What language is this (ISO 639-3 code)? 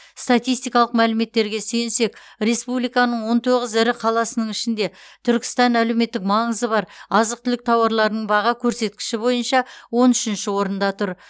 kaz